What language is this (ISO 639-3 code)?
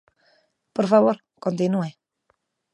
glg